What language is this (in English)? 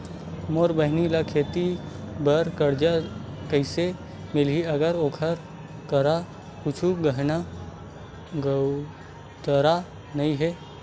Chhattisgarhi